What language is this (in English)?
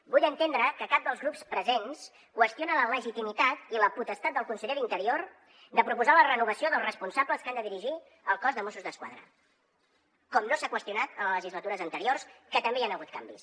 Catalan